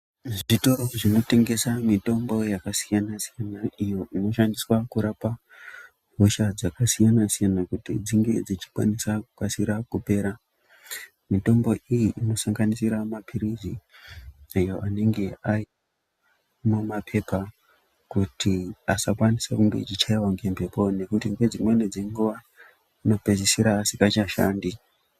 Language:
Ndau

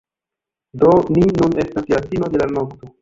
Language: Esperanto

